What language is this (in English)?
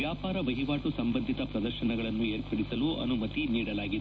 Kannada